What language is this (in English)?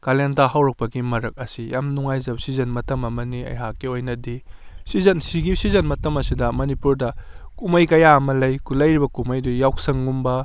Manipuri